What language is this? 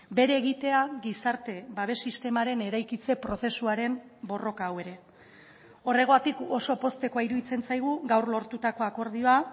Basque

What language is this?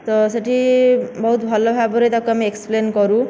Odia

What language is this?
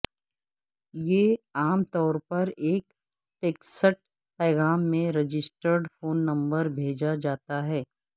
Urdu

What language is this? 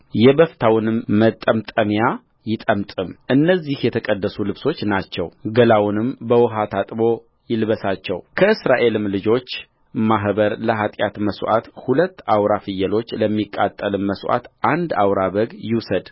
Amharic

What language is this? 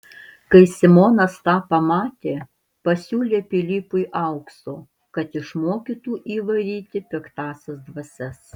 Lithuanian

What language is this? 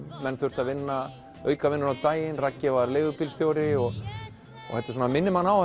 Icelandic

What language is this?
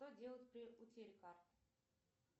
Russian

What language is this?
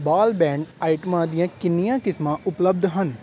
Punjabi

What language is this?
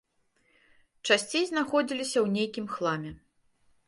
Belarusian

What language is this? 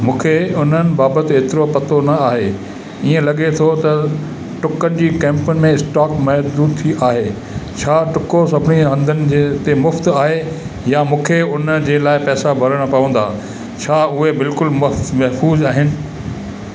Sindhi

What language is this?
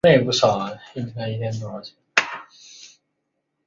Chinese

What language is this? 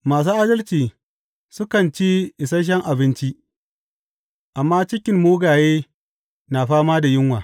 Hausa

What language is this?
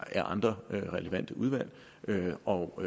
Danish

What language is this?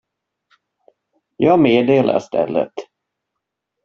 Swedish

